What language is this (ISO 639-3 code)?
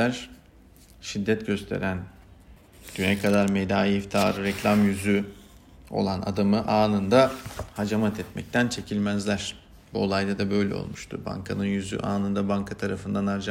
tur